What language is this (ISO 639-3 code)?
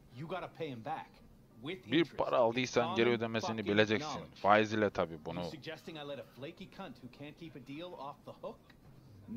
tur